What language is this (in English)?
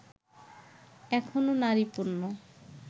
Bangla